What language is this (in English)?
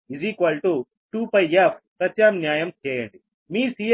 Telugu